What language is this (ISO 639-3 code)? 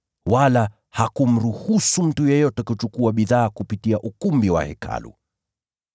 swa